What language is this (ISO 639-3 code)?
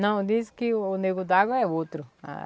por